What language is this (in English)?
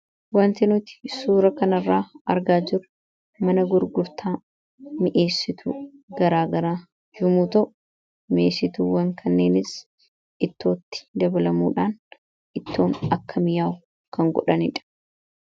Oromo